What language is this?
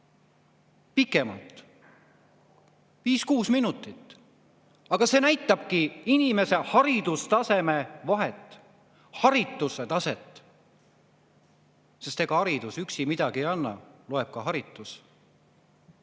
Estonian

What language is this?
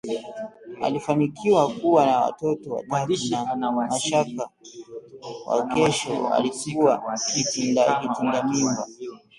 Swahili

